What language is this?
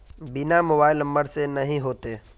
Magahi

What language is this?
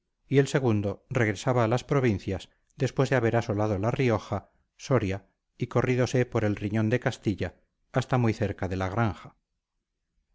Spanish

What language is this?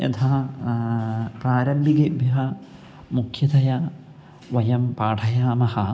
Sanskrit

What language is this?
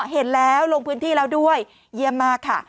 Thai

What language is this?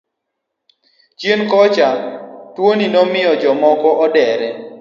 Luo (Kenya and Tanzania)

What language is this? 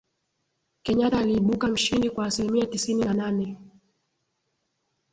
Swahili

